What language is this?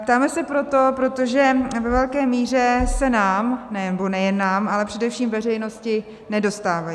Czech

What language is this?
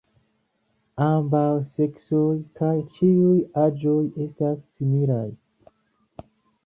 Esperanto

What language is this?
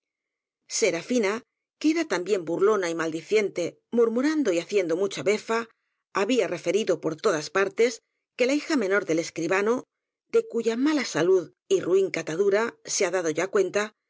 Spanish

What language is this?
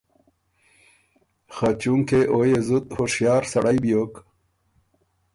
Ormuri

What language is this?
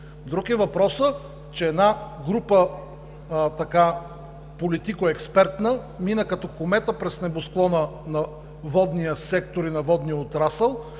Bulgarian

